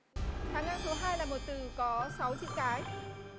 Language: Vietnamese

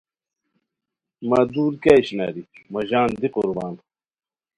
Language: Khowar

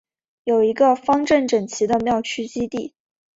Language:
Chinese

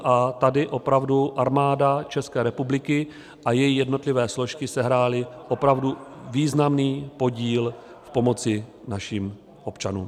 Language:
Czech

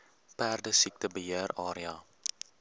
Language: Afrikaans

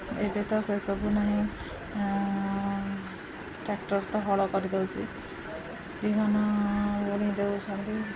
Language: Odia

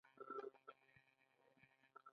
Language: Pashto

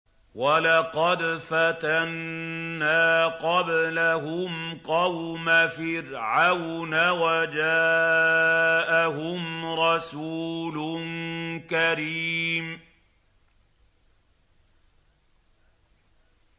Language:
Arabic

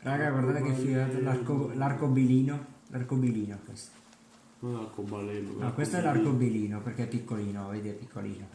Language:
Italian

